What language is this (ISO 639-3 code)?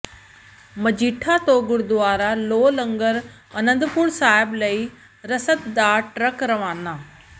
pan